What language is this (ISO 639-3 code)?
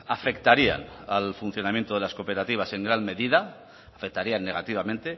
spa